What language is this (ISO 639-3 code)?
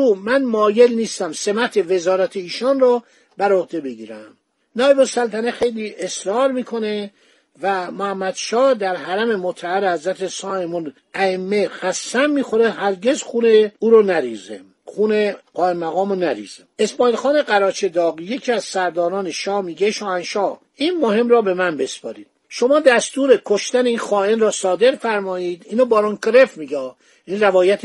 fas